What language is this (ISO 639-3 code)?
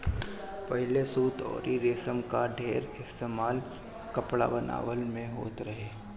bho